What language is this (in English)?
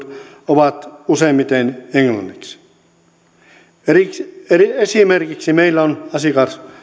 Finnish